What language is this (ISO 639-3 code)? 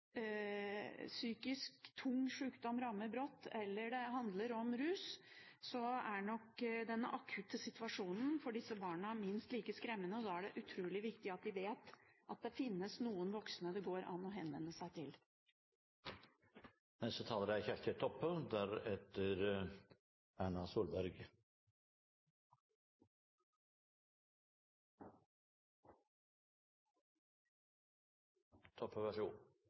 nor